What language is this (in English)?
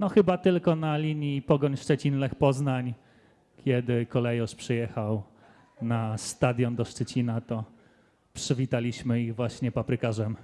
Polish